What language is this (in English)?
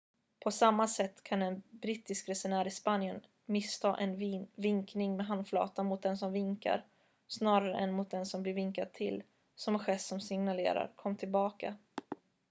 Swedish